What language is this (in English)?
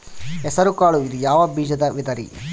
Kannada